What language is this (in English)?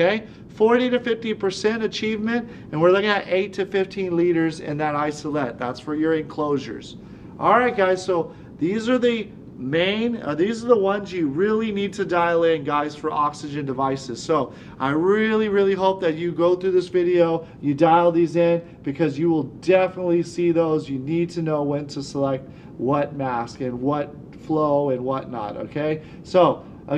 English